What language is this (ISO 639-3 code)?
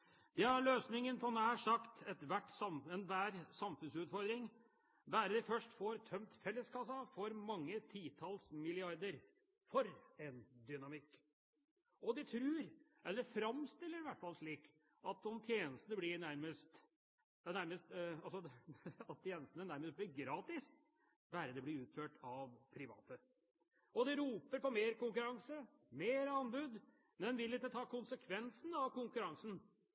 nob